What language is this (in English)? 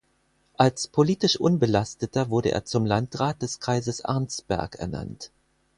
German